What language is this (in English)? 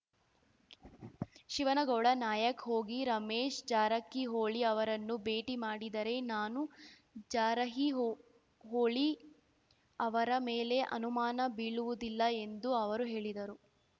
Kannada